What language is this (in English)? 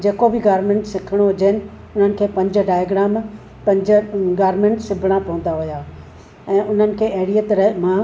Sindhi